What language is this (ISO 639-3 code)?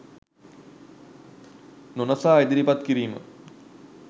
sin